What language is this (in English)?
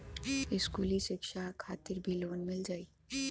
Bhojpuri